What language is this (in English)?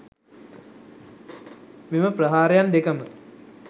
Sinhala